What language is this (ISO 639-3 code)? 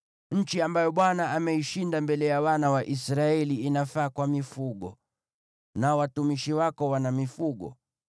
swa